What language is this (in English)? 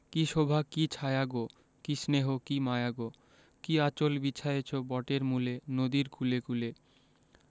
Bangla